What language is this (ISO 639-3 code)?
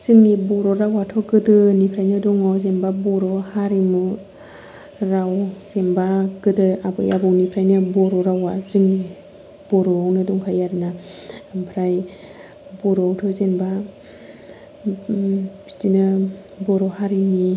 brx